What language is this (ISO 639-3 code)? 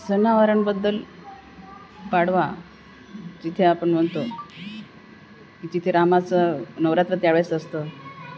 mar